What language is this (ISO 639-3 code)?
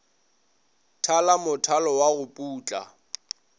nso